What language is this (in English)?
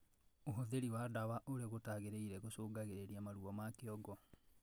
Kikuyu